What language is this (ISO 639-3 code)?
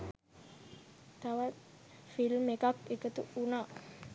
sin